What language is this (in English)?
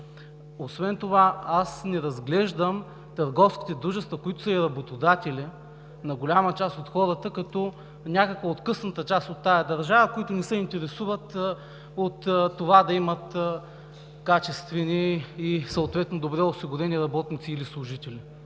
Bulgarian